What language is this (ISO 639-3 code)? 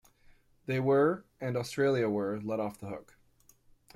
eng